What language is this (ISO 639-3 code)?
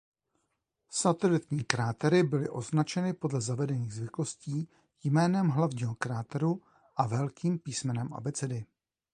ces